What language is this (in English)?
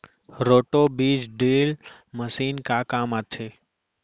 Chhattisgarhi